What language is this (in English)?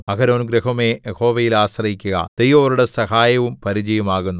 Malayalam